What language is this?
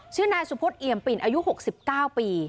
Thai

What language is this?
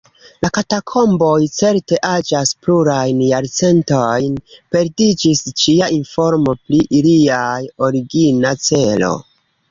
Esperanto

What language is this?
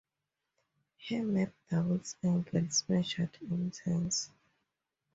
English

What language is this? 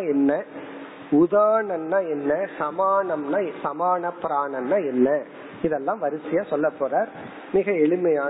Tamil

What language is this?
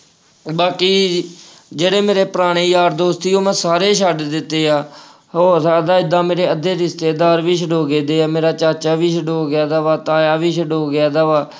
Punjabi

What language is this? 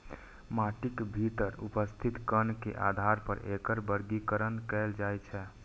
Maithili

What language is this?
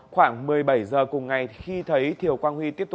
Vietnamese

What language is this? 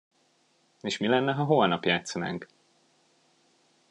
Hungarian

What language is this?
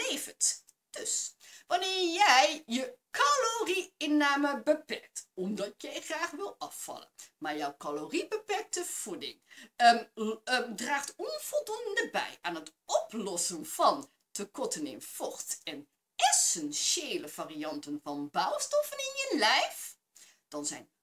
Dutch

